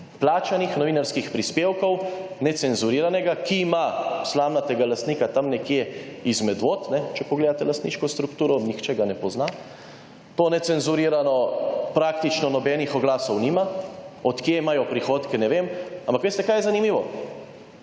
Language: Slovenian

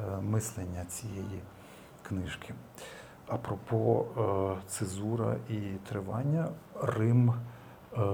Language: Ukrainian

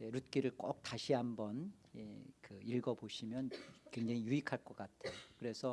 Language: Korean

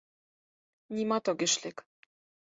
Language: Mari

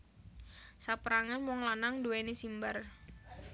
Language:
Javanese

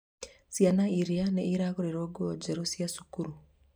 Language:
Kikuyu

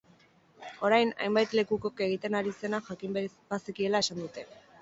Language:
Basque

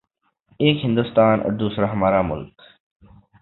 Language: Urdu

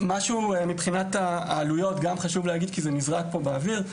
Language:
Hebrew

